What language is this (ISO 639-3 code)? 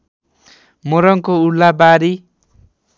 nep